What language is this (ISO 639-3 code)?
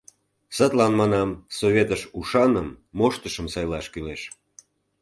chm